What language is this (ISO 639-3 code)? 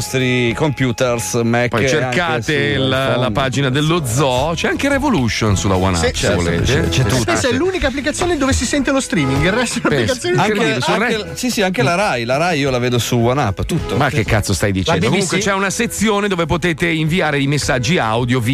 ita